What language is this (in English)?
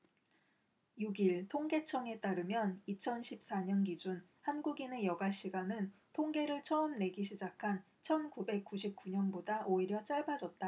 Korean